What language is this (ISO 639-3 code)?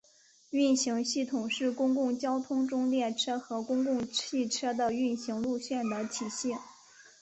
zho